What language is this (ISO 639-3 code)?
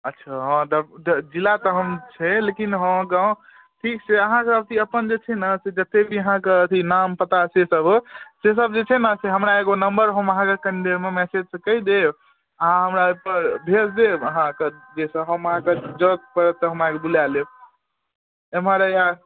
mai